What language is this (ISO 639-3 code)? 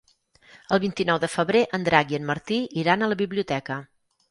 cat